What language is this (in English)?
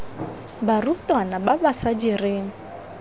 Tswana